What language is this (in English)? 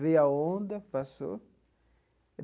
Portuguese